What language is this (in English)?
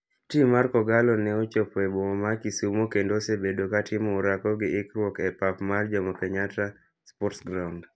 Luo (Kenya and Tanzania)